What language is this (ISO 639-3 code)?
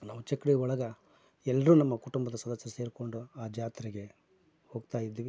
kan